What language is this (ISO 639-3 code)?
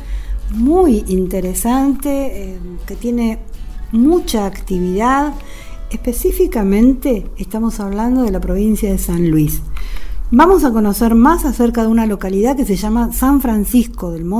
spa